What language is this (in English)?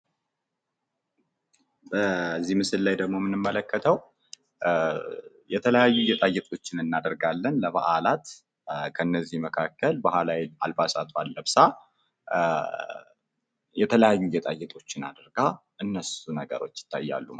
Amharic